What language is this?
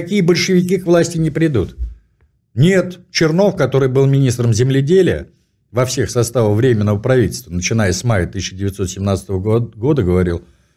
Russian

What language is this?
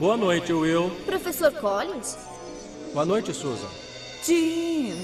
Portuguese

